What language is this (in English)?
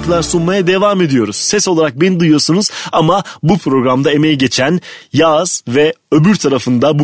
Turkish